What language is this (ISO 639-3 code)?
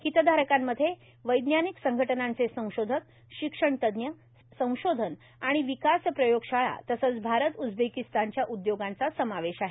mar